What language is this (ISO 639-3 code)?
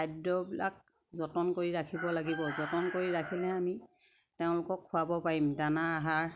asm